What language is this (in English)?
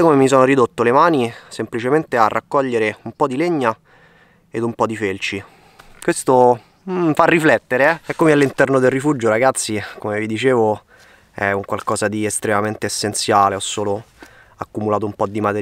Italian